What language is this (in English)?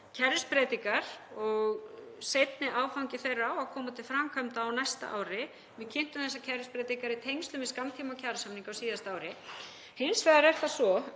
Icelandic